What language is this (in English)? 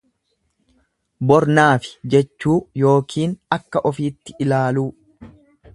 Oromo